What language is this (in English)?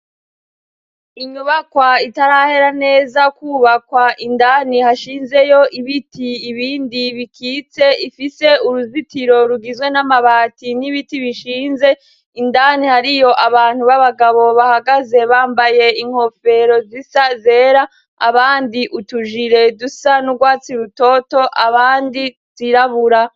Rundi